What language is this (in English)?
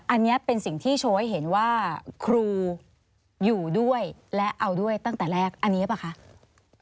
Thai